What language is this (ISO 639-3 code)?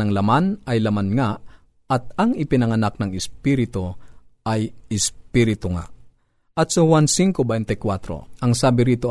fil